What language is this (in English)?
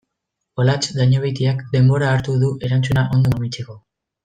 Basque